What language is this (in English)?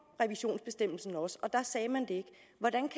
Danish